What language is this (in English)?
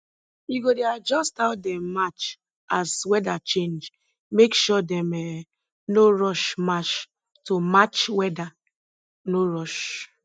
Nigerian Pidgin